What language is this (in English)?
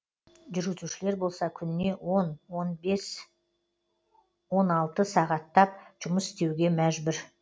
Kazakh